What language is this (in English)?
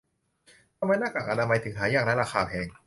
Thai